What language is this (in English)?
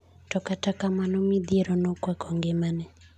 Luo (Kenya and Tanzania)